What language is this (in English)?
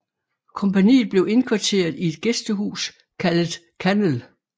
Danish